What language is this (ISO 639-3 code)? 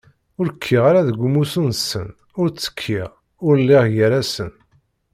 kab